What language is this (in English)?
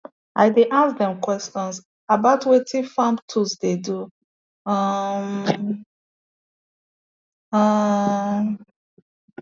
Nigerian Pidgin